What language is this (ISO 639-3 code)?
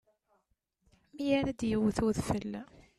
kab